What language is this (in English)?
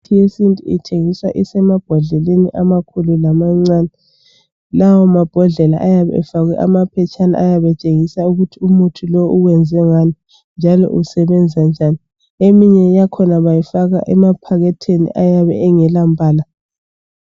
North Ndebele